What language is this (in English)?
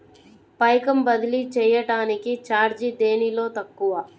Telugu